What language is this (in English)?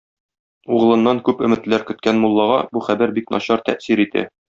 Tatar